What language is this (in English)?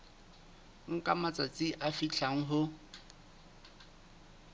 Southern Sotho